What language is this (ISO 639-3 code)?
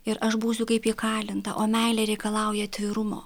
lit